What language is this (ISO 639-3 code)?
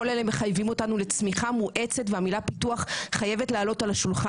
heb